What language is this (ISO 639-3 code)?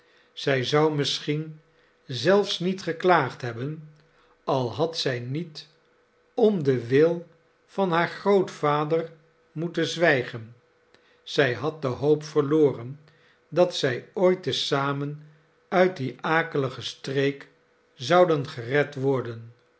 nld